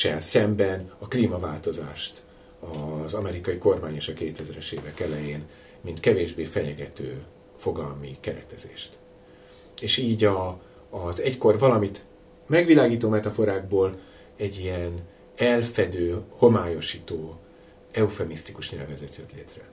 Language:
Hungarian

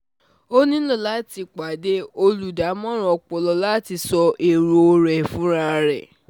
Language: Yoruba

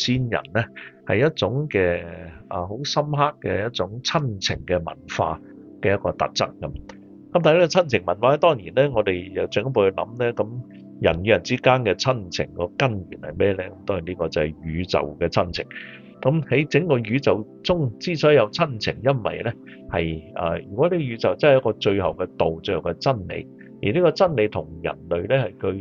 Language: Chinese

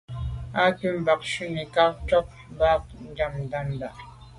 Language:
Medumba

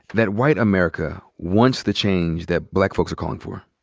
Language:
English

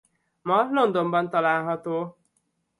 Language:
Hungarian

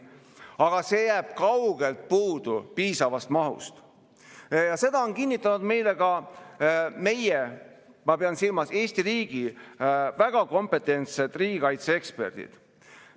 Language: Estonian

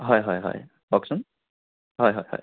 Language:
Assamese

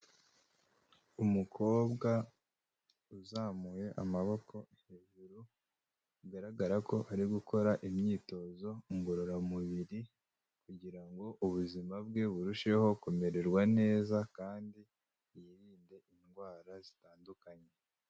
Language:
Kinyarwanda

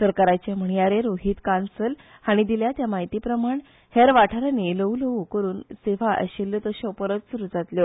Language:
Konkani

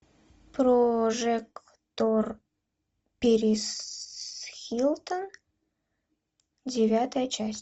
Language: Russian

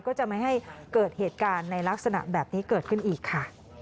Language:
Thai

